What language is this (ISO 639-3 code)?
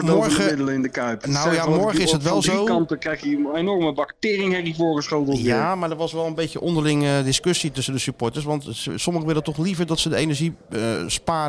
nld